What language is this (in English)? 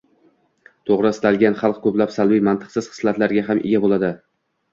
Uzbek